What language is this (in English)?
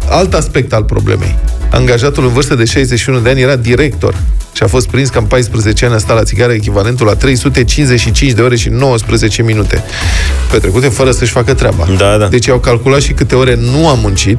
Romanian